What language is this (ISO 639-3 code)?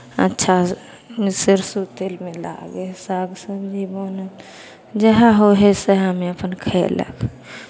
mai